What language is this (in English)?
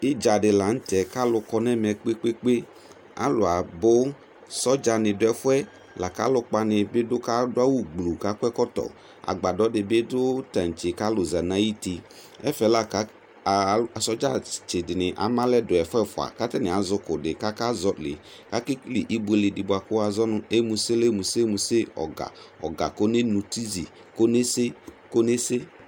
Ikposo